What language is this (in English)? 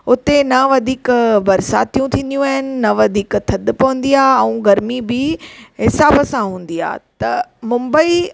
Sindhi